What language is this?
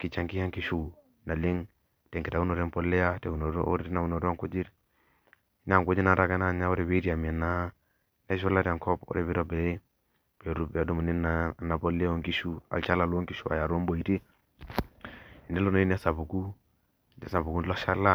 Masai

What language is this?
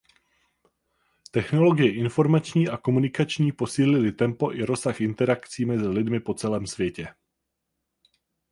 Czech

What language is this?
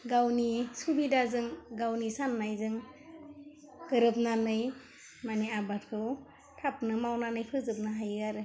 Bodo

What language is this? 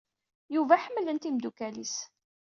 Kabyle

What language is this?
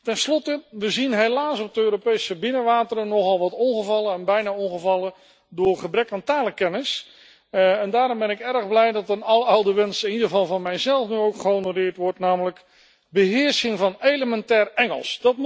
Dutch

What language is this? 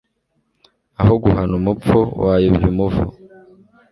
Kinyarwanda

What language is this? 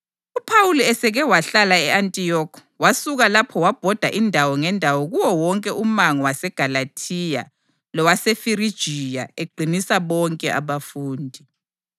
North Ndebele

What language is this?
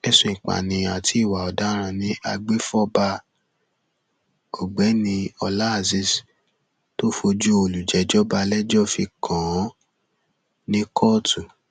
Yoruba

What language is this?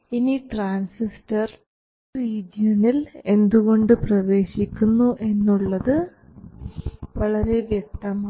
Malayalam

